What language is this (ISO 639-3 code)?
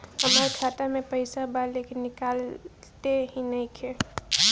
bho